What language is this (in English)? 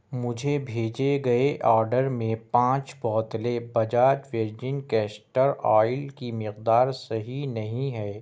Urdu